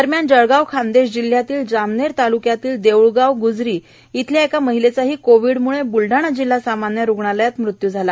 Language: Marathi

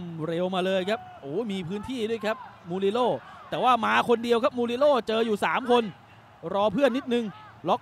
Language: Thai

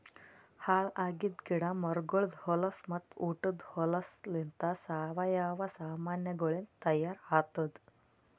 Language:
Kannada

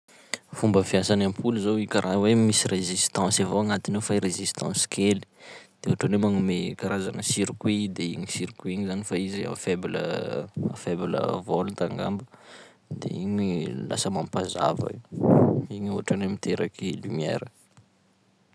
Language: Sakalava Malagasy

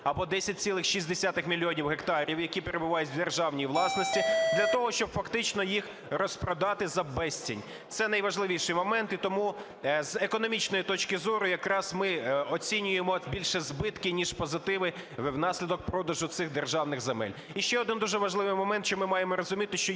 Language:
Ukrainian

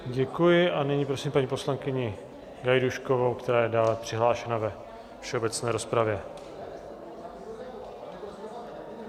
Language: Czech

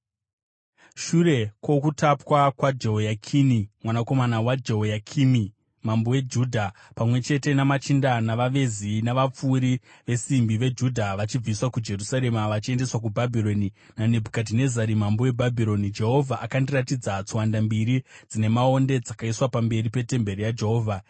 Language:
Shona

